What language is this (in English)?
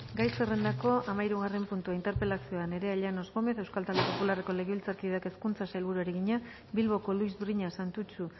Basque